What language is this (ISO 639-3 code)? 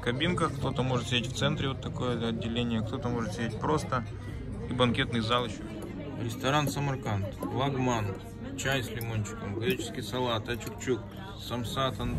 rus